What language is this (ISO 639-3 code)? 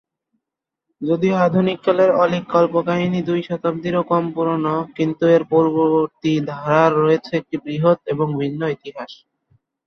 ben